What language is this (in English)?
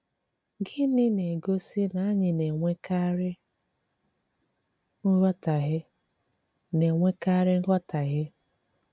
Igbo